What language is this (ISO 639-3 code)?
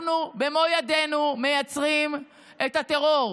heb